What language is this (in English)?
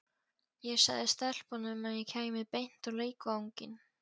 Icelandic